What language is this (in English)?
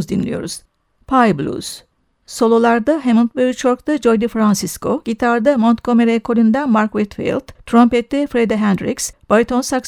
Turkish